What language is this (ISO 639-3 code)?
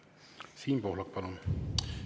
est